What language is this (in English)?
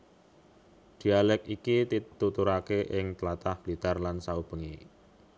Javanese